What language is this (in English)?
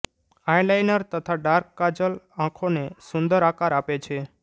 Gujarati